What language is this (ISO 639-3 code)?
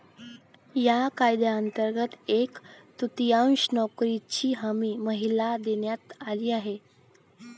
mar